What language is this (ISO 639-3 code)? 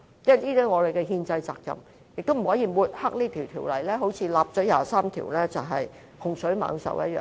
yue